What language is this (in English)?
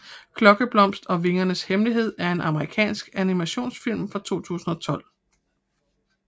Danish